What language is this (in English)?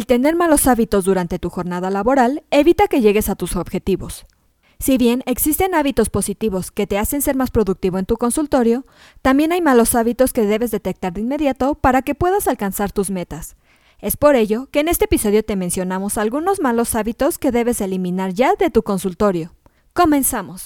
Spanish